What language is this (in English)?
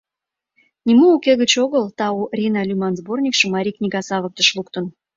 Mari